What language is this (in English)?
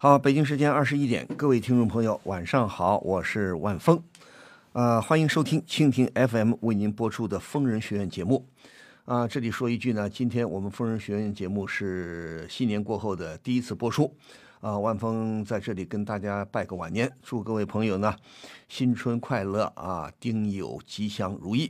Chinese